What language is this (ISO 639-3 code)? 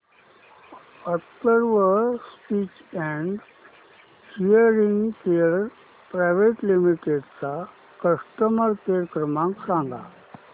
mar